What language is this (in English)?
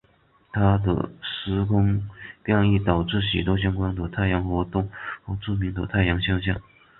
Chinese